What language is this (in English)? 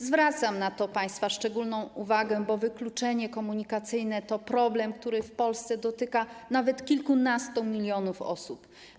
Polish